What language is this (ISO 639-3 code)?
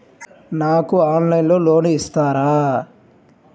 tel